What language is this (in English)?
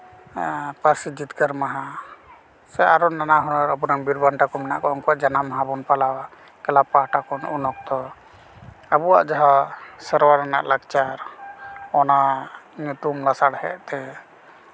Santali